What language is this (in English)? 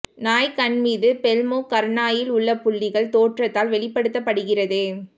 Tamil